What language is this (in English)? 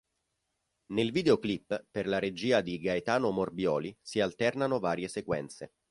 Italian